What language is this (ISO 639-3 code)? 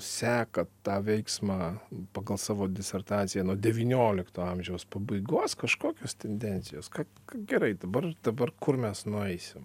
lit